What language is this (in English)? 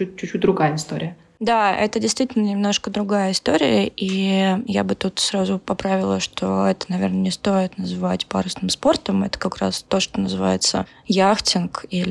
Russian